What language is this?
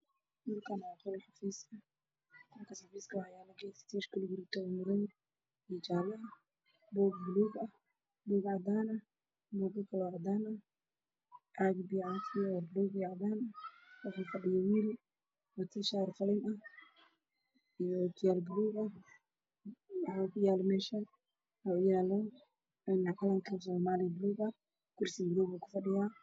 Somali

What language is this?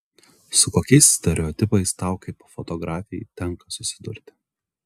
Lithuanian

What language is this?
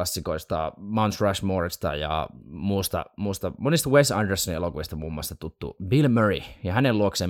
Finnish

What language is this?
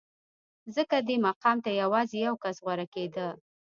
Pashto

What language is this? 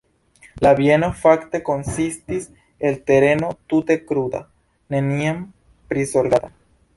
Esperanto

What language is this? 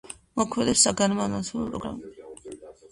Georgian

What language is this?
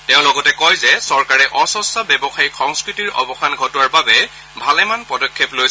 Assamese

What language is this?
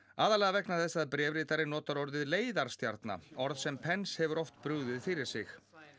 Icelandic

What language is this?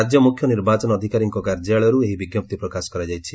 Odia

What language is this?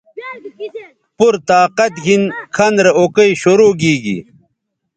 Bateri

